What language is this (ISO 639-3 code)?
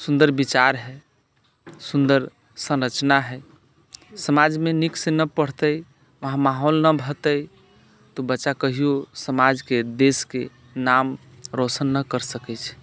mai